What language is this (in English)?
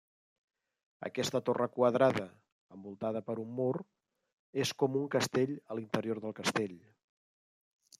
Catalan